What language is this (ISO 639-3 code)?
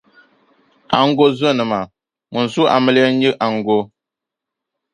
dag